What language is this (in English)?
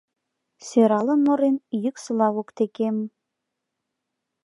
Mari